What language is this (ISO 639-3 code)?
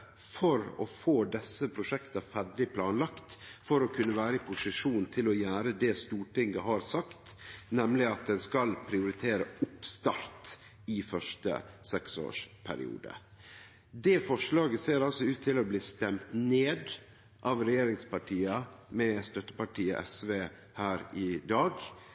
nno